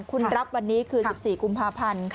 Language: Thai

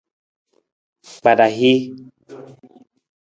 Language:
Nawdm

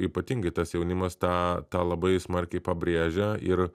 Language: Lithuanian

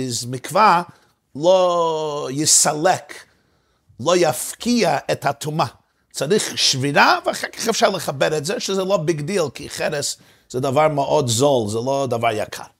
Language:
Hebrew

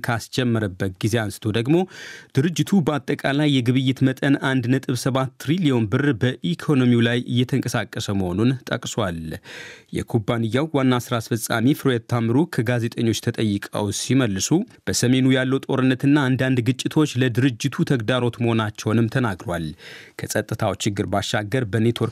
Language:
Amharic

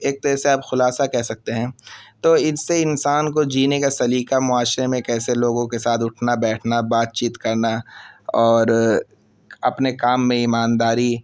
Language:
Urdu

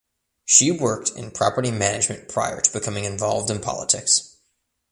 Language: English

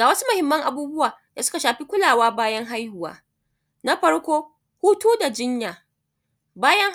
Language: Hausa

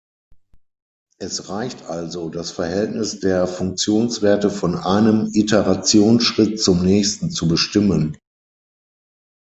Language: German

